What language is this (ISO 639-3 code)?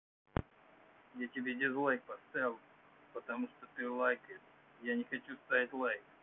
rus